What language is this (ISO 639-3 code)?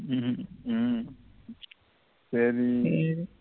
tam